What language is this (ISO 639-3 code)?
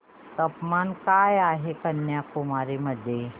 mar